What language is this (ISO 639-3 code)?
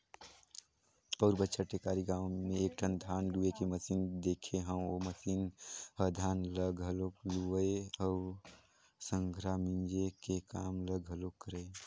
hne